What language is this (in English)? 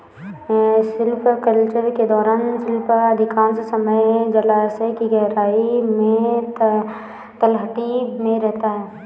Hindi